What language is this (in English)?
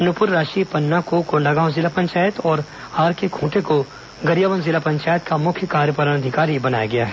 Hindi